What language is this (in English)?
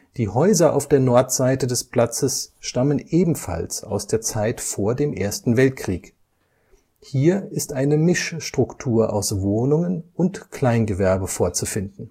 German